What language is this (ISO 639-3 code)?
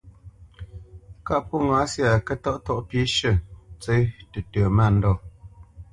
bce